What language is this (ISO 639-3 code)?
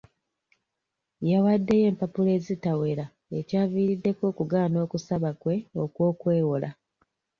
lug